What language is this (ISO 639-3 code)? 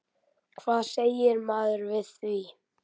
isl